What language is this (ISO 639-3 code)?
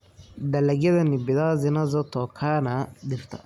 som